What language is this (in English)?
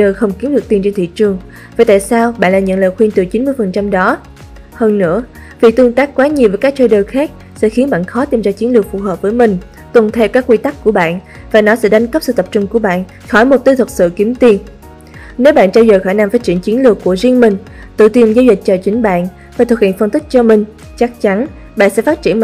Vietnamese